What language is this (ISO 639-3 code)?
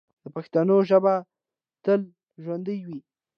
pus